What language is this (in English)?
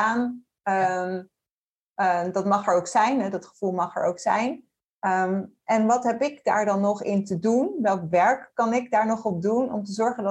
Dutch